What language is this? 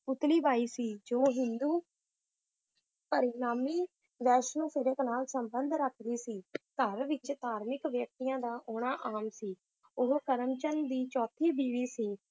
Punjabi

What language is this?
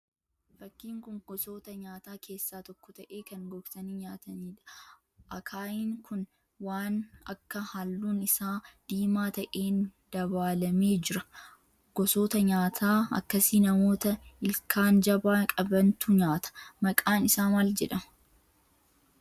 Oromo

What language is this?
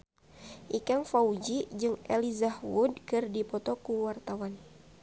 Sundanese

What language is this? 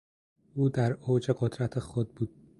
Persian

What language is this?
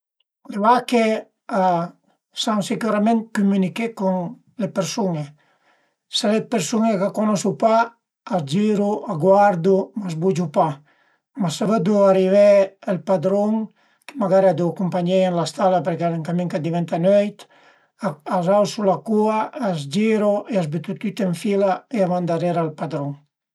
Piedmontese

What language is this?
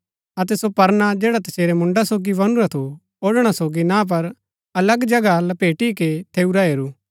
Gaddi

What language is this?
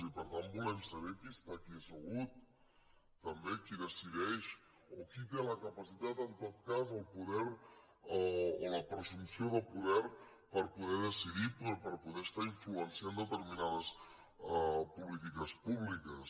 Catalan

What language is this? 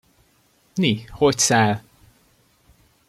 Hungarian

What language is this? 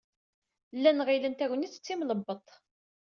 Kabyle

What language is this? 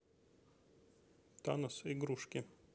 Russian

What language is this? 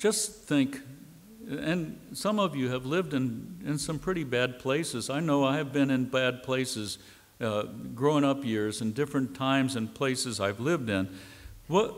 English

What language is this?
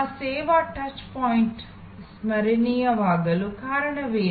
Kannada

